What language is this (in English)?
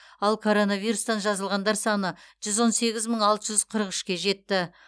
Kazakh